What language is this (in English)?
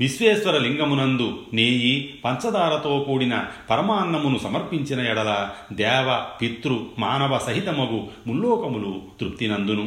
Telugu